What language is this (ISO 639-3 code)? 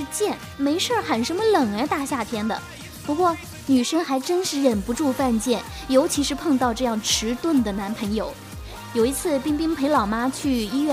zho